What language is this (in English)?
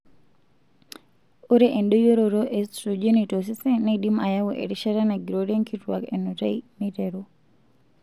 Masai